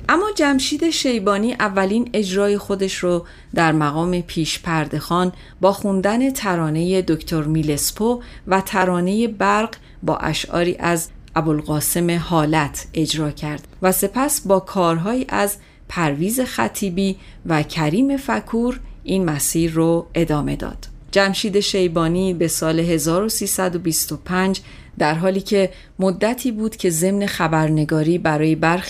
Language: Persian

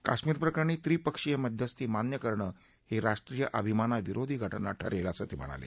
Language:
Marathi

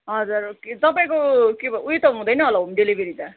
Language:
Nepali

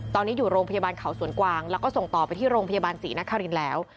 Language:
Thai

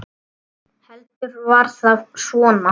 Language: Icelandic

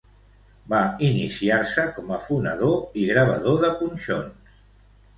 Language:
Catalan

